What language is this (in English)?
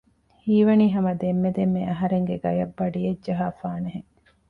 Divehi